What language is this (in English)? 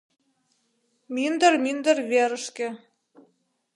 Mari